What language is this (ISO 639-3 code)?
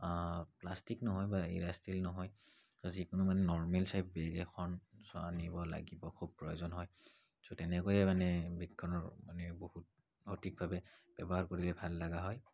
asm